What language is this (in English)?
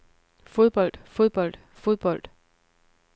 Danish